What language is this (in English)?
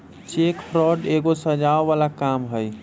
Magahi